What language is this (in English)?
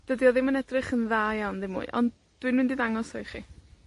Welsh